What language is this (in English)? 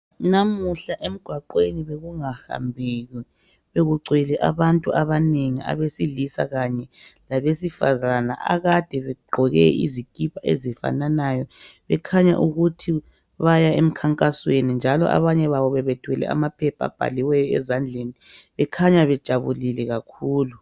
North Ndebele